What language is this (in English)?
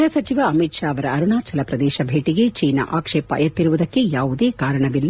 Kannada